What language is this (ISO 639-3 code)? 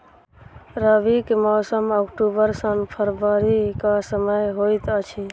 mai